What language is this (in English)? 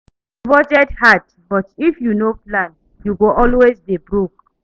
Nigerian Pidgin